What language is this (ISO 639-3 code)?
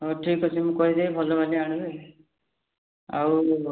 ori